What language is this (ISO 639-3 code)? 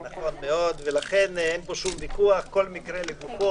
heb